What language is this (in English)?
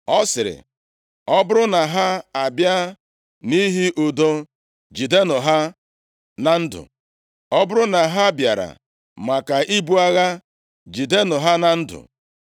Igbo